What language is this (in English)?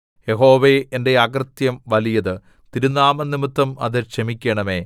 Malayalam